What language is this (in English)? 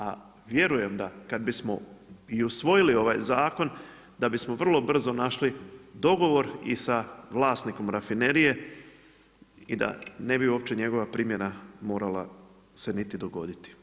Croatian